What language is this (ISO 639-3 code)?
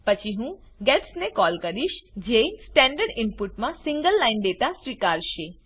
guj